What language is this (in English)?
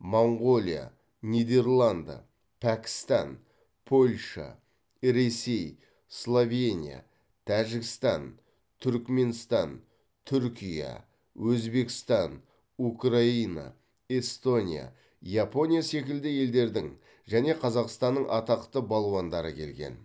Kazakh